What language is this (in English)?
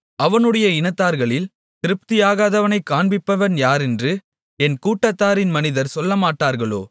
Tamil